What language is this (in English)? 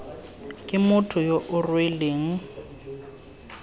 Tswana